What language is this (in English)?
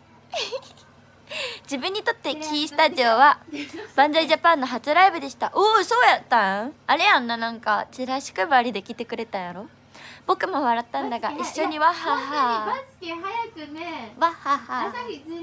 Japanese